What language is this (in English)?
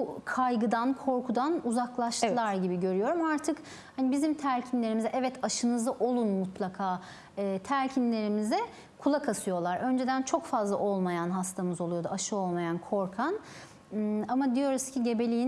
Turkish